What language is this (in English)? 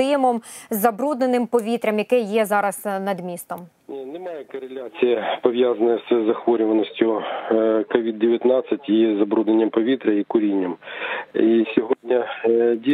Ukrainian